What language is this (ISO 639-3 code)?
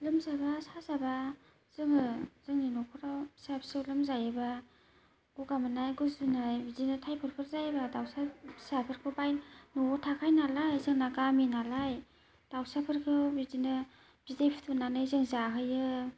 brx